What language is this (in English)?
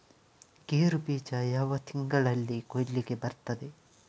Kannada